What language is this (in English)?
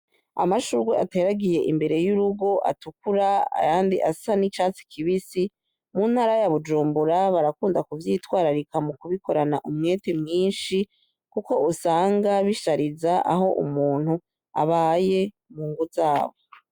Rundi